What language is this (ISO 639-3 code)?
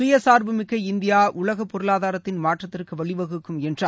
tam